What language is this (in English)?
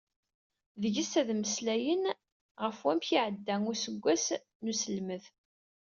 Kabyle